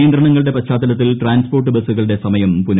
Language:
Malayalam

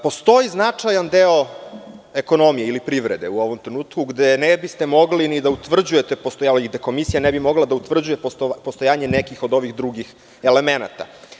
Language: Serbian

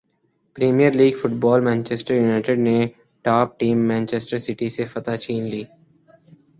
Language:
Urdu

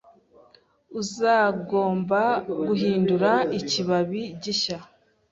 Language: Kinyarwanda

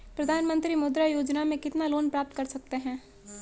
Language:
Hindi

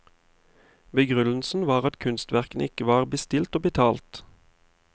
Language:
Norwegian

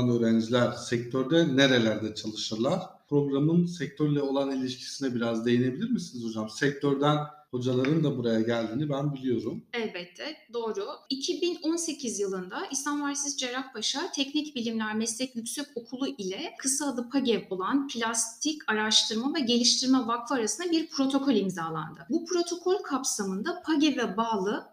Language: Turkish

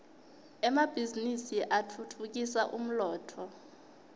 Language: Swati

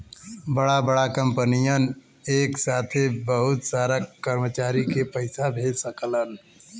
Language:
Bhojpuri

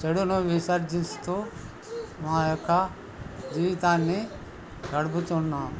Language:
Telugu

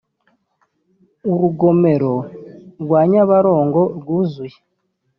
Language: Kinyarwanda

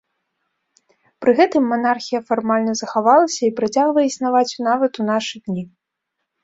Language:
Belarusian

